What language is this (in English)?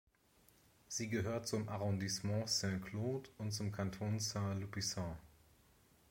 German